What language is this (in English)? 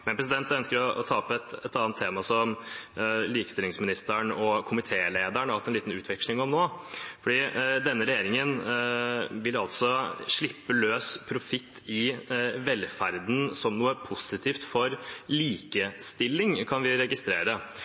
Norwegian Bokmål